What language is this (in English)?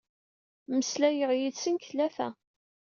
Kabyle